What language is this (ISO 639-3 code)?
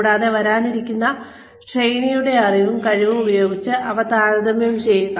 mal